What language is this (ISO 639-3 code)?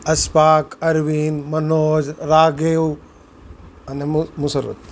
guj